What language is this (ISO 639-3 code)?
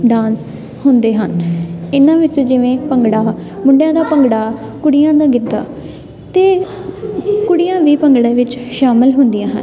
pan